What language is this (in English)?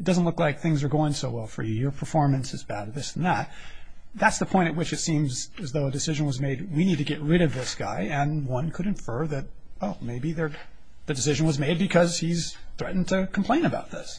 English